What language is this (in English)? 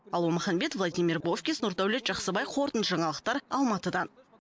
Kazakh